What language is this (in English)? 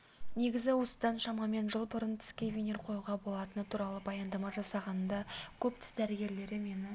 Kazakh